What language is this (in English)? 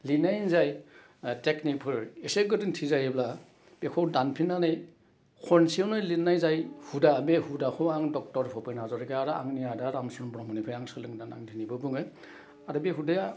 Bodo